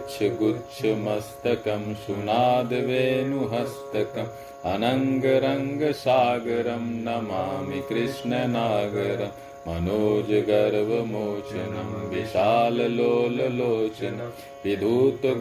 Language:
Hindi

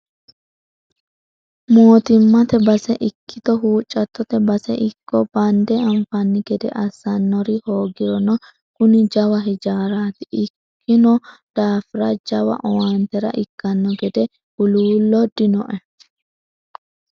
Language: Sidamo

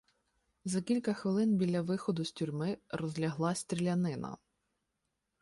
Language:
Ukrainian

